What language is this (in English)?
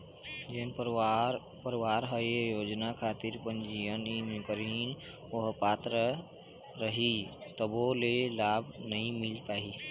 Chhattisgarhi